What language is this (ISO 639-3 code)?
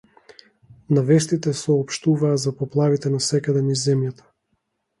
mkd